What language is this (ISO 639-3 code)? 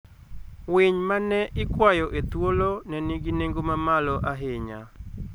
luo